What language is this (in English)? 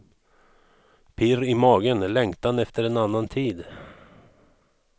Swedish